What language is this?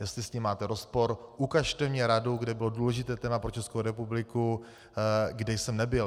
Czech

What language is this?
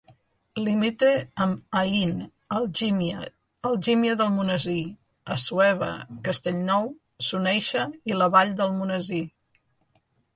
Catalan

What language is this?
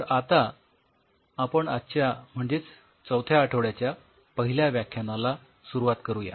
Marathi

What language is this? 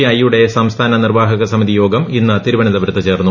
Malayalam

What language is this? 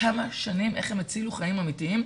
Hebrew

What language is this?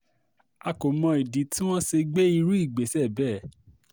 Yoruba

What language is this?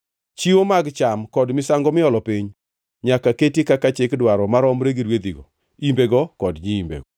Luo (Kenya and Tanzania)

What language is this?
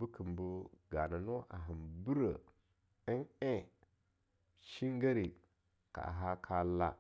Longuda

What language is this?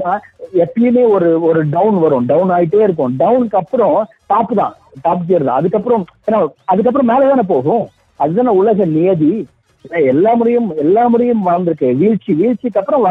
Tamil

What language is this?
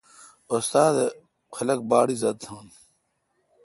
Kalkoti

